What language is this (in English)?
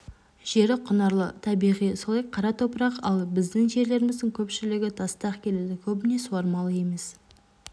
Kazakh